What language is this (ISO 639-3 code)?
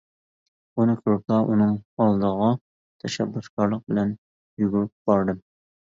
uig